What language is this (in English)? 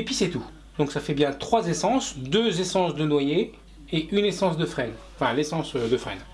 French